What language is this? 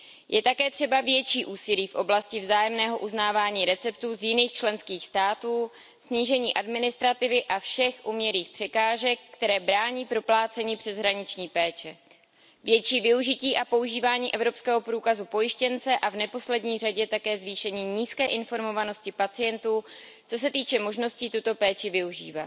Czech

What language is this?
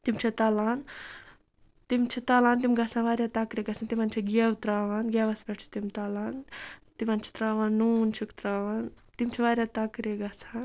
Kashmiri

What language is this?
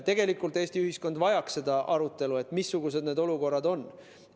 Estonian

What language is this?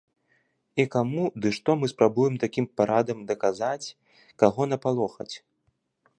Belarusian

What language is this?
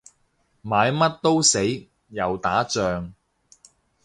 Cantonese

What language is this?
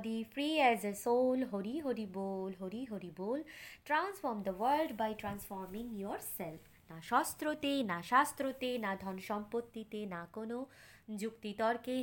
Bangla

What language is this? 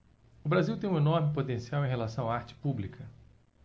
Portuguese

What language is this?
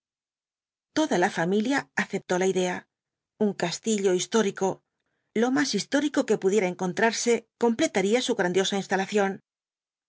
Spanish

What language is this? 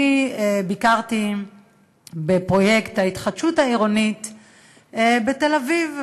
Hebrew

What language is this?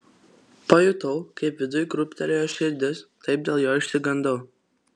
Lithuanian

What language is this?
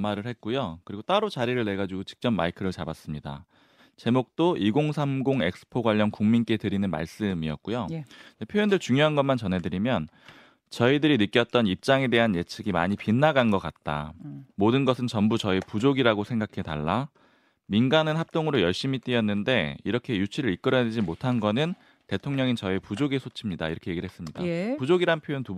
Korean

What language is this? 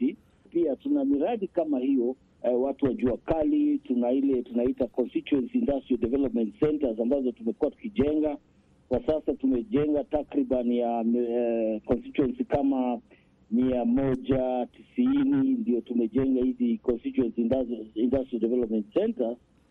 Swahili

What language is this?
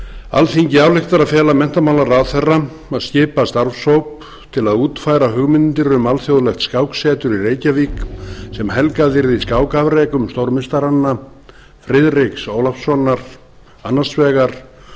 Icelandic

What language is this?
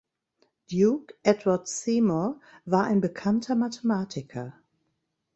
German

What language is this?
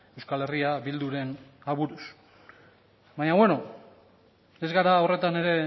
Basque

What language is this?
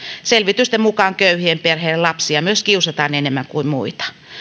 Finnish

